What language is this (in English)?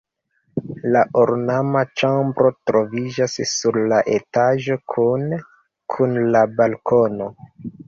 Esperanto